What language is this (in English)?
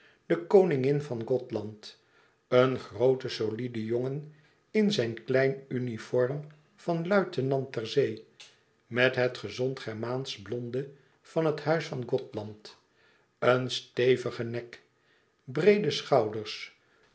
Dutch